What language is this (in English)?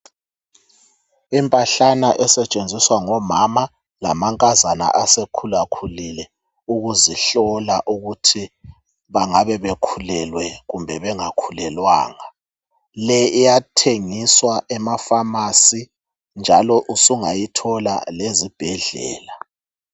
North Ndebele